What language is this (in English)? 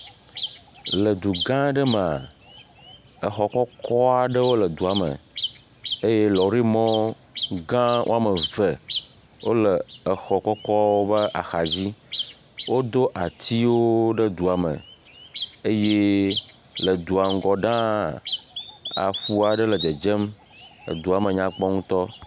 Ewe